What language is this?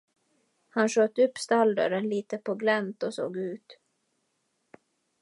Swedish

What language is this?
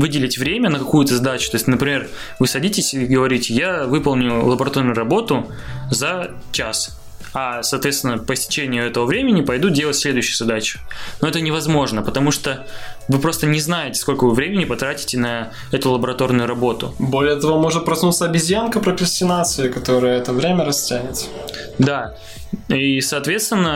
Russian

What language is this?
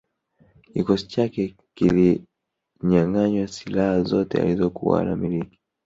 Swahili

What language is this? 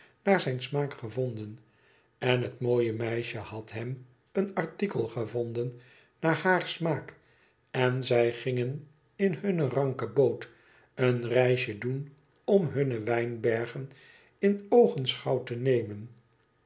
Dutch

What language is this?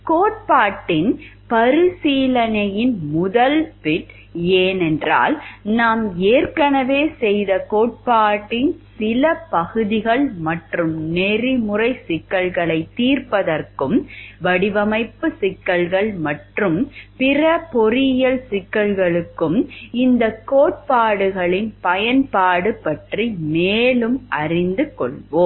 Tamil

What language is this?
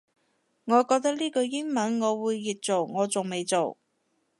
Cantonese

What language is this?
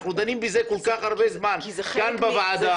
Hebrew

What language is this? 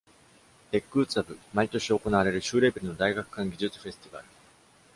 Japanese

